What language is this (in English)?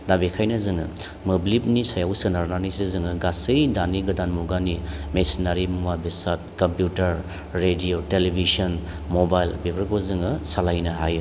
Bodo